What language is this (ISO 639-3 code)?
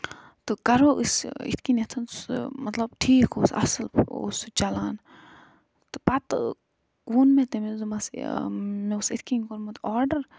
kas